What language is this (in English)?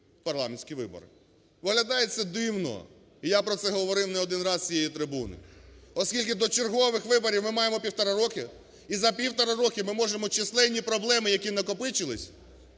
Ukrainian